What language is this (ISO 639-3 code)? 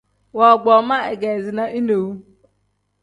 kdh